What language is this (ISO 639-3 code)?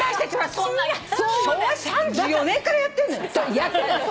jpn